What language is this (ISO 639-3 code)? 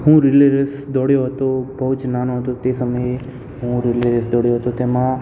guj